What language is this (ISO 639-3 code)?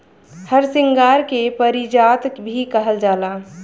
bho